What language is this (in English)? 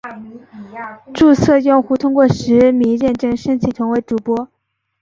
Chinese